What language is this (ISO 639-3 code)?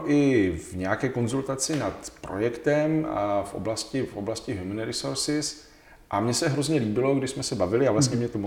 ces